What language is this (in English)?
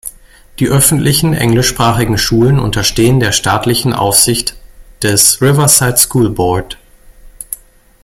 German